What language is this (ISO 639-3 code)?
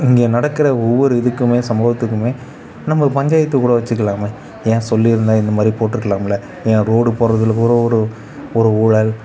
tam